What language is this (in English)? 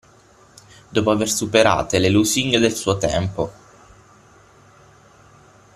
Italian